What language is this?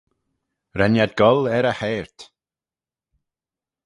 Manx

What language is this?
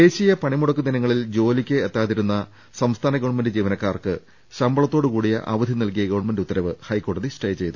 Malayalam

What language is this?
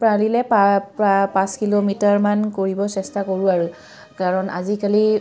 Assamese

